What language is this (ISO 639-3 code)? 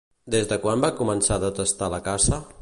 cat